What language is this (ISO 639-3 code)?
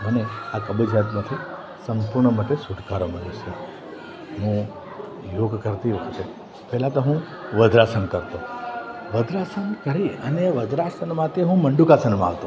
guj